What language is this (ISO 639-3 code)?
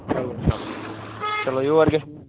kas